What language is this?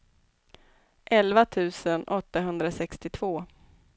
Swedish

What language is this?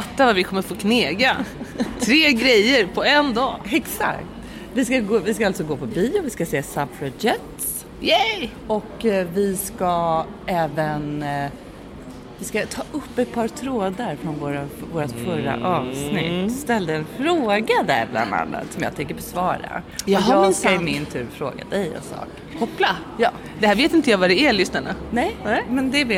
Swedish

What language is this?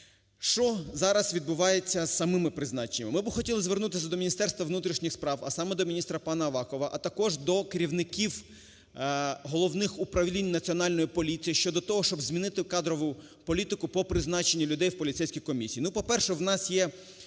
Ukrainian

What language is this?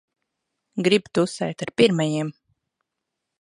Latvian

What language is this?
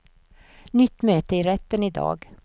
Swedish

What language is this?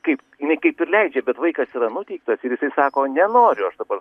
Lithuanian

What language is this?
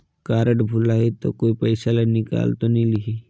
Chhattisgarhi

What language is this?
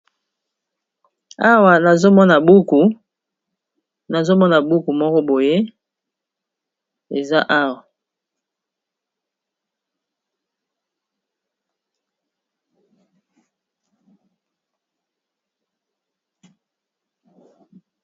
Lingala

